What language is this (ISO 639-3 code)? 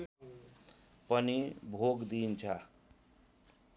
nep